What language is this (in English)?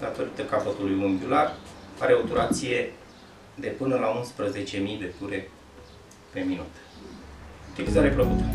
Romanian